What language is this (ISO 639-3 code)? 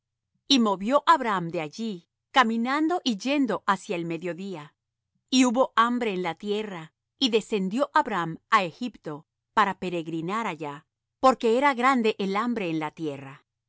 spa